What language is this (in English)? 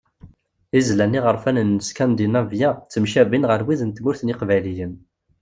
Kabyle